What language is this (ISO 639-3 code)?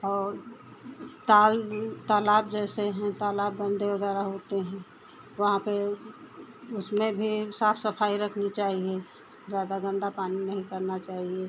hin